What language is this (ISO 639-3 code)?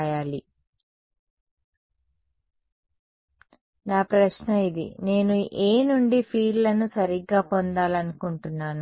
tel